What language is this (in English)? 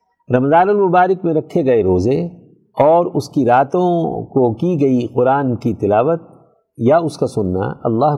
Urdu